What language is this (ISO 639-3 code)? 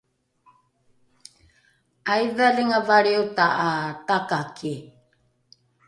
dru